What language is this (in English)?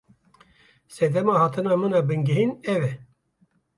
Kurdish